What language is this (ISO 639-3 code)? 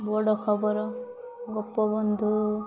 ori